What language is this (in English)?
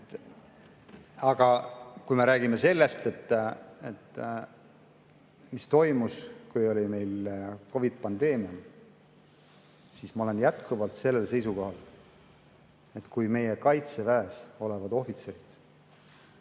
Estonian